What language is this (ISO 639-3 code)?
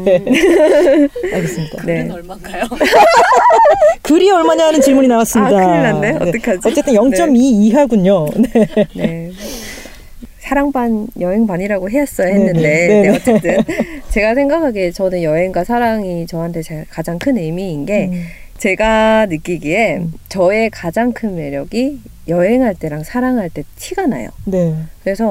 kor